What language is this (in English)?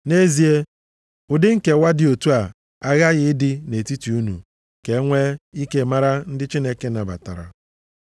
Igbo